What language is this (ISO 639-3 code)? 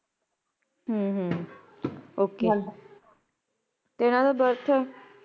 pan